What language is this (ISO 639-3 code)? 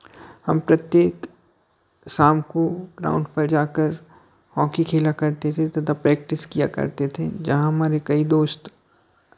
hin